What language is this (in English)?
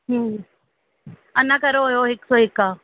Sindhi